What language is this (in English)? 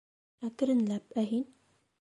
Bashkir